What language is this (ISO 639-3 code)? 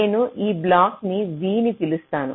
tel